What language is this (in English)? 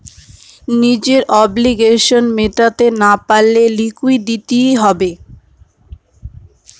Bangla